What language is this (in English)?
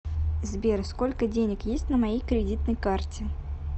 Russian